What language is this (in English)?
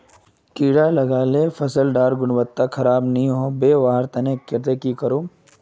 Magahi